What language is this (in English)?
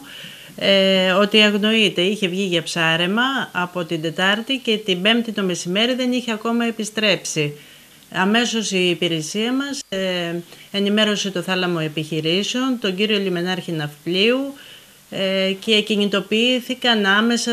Greek